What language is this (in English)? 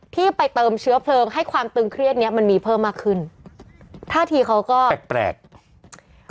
Thai